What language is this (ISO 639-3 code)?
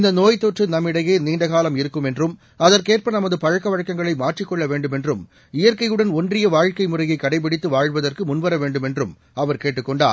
tam